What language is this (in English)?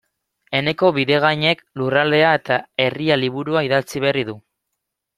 Basque